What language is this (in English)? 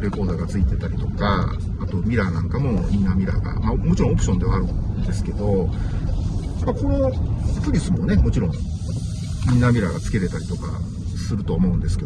Japanese